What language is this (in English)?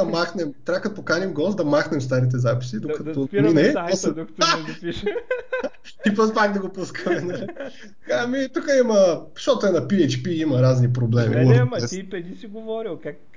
Bulgarian